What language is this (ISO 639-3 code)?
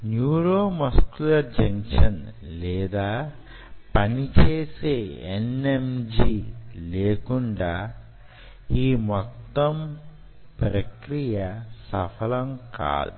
tel